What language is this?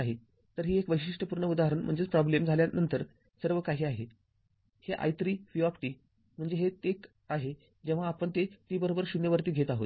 Marathi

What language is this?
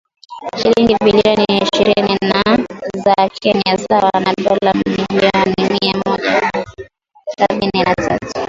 Swahili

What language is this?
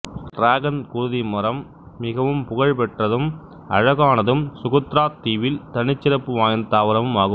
Tamil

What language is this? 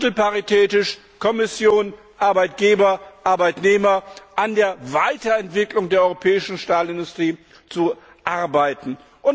German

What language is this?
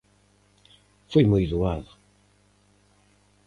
Galician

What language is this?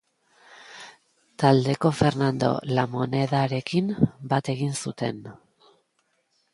Basque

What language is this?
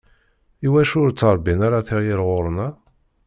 Kabyle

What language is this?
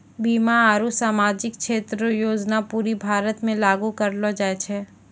Maithili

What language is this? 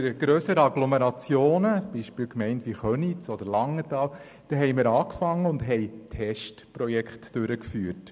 Swiss German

